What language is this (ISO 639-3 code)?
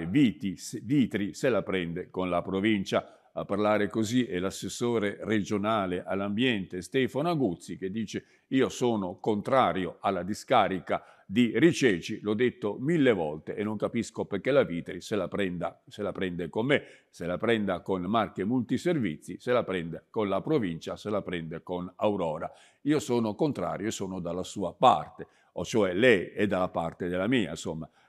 ita